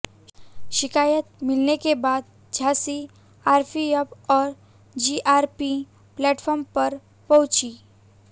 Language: Hindi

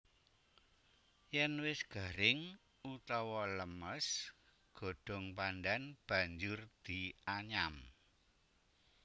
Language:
Javanese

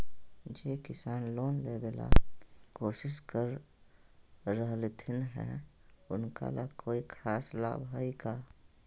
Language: Magahi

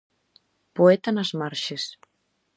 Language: Galician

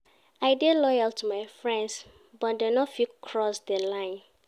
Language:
Nigerian Pidgin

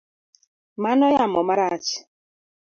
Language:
Luo (Kenya and Tanzania)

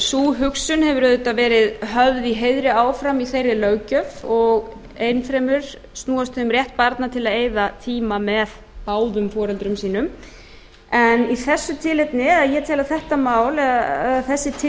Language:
Icelandic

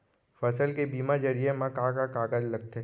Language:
Chhattisgarhi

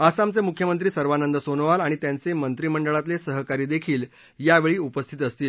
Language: Marathi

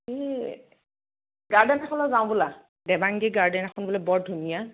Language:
Assamese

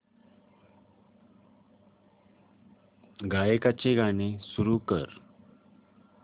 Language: Marathi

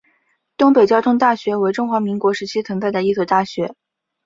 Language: Chinese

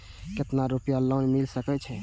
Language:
Maithili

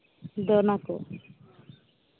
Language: Santali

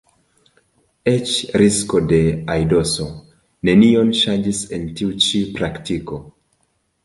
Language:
Esperanto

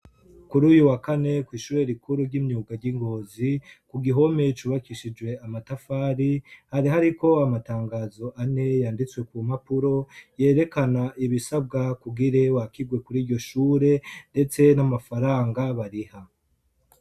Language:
Rundi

